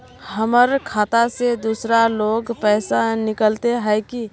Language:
Magahi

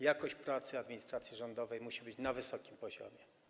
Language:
Polish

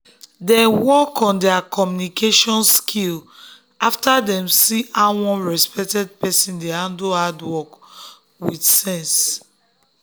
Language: Nigerian Pidgin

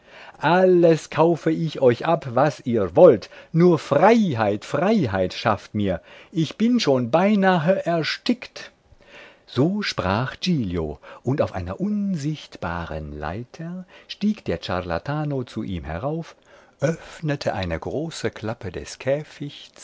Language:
German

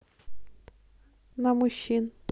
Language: Russian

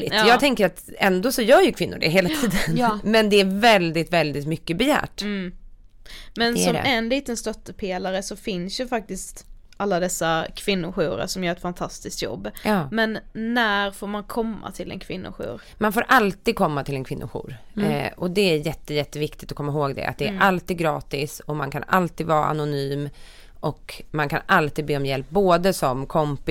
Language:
Swedish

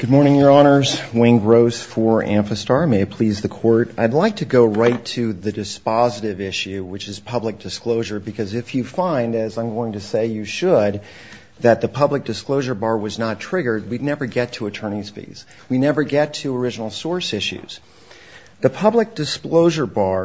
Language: English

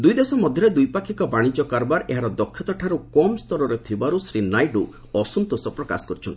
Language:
Odia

